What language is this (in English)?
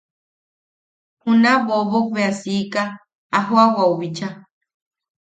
Yaqui